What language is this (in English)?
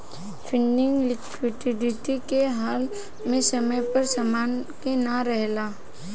Bhojpuri